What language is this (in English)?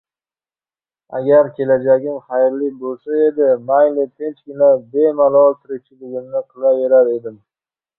Uzbek